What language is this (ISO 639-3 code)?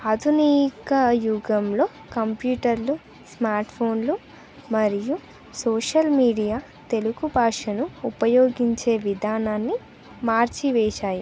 tel